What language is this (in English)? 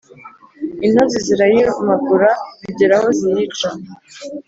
Kinyarwanda